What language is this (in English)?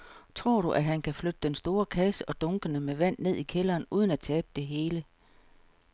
Danish